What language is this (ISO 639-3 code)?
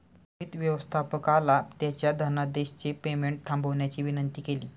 mar